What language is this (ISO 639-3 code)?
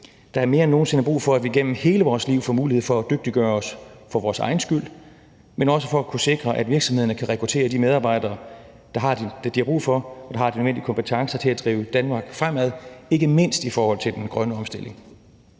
dan